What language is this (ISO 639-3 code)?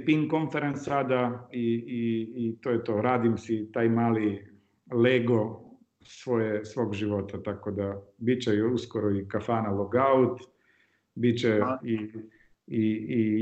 hrv